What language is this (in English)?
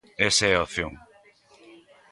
Galician